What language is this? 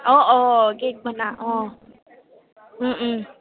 Assamese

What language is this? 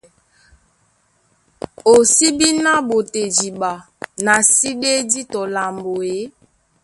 Duala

